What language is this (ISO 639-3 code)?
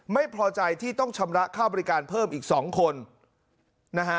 tha